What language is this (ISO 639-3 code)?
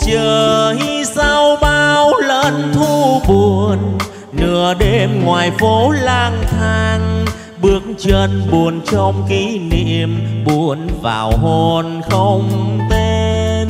vie